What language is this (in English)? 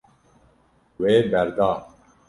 Kurdish